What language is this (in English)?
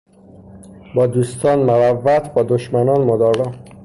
Persian